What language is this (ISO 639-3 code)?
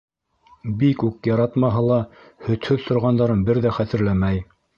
bak